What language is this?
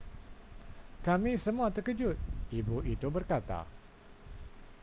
Malay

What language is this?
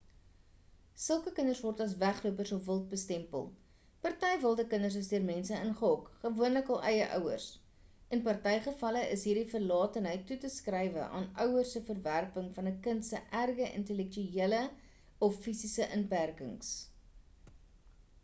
Afrikaans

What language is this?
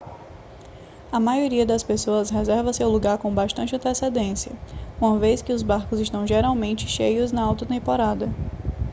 Portuguese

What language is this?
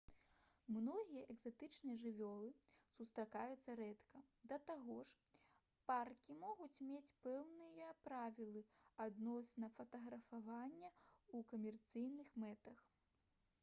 Belarusian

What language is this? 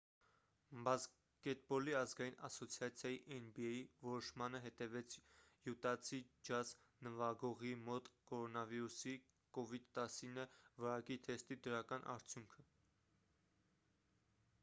Armenian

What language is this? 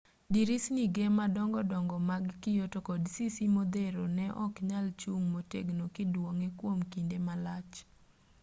Luo (Kenya and Tanzania)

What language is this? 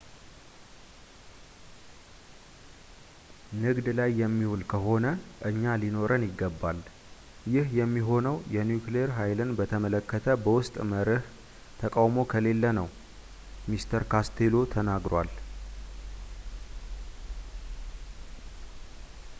Amharic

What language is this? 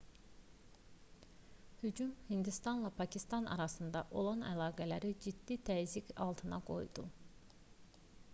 Azerbaijani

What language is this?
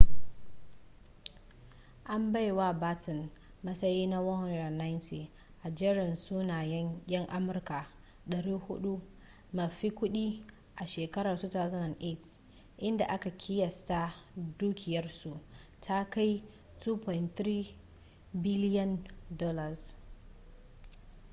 Hausa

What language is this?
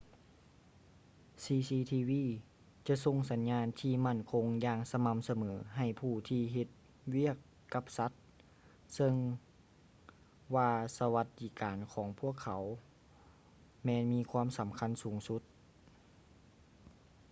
Lao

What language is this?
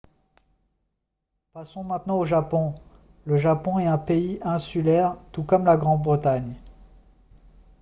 French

